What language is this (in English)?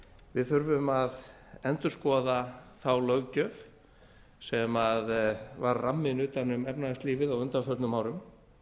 Icelandic